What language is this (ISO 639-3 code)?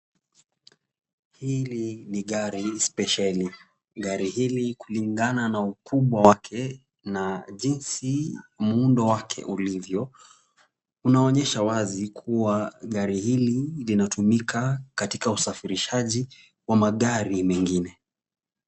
swa